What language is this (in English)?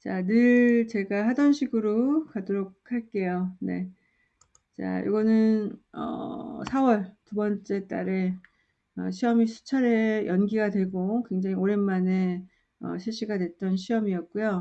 Korean